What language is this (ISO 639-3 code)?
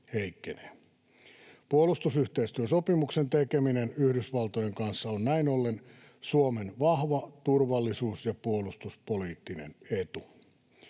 fin